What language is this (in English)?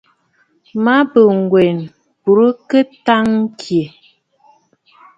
Bafut